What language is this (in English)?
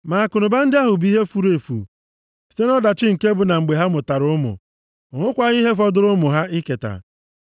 Igbo